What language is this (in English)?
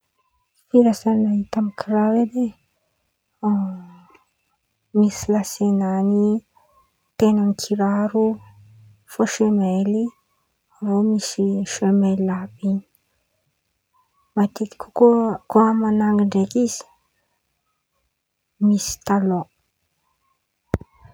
Antankarana Malagasy